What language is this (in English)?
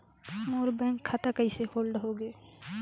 Chhattisgarhi